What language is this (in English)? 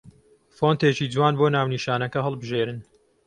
Central Kurdish